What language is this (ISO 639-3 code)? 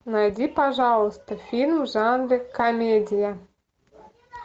rus